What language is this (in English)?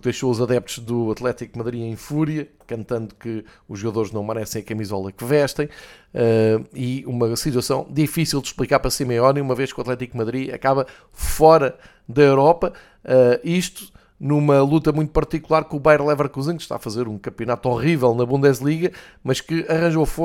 Portuguese